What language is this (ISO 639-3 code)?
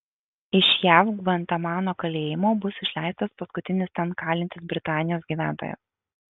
lit